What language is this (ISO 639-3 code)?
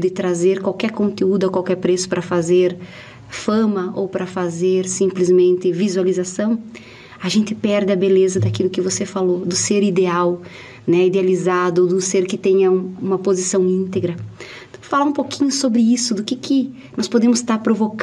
por